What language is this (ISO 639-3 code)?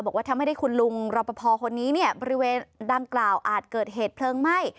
tha